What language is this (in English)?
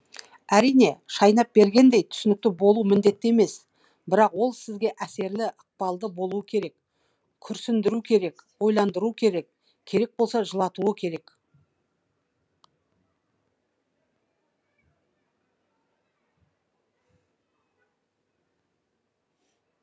Kazakh